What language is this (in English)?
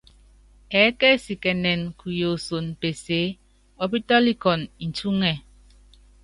Yangben